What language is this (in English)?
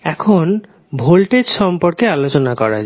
Bangla